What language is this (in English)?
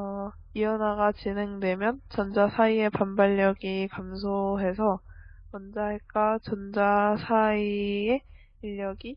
Korean